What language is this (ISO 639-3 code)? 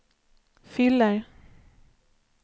swe